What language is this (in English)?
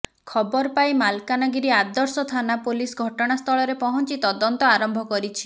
Odia